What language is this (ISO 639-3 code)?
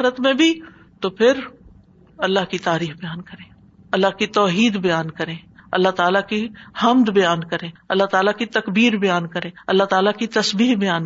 urd